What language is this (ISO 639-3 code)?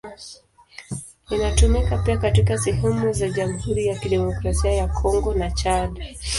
swa